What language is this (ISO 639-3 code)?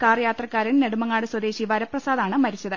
mal